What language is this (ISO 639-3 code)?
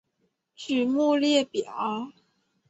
zho